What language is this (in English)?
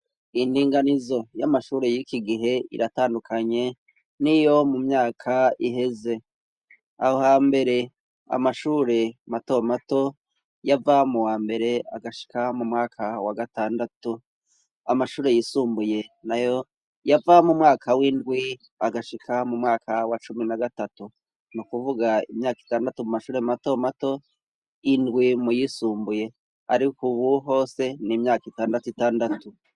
Rundi